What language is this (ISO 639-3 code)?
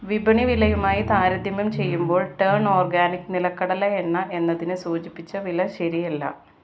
mal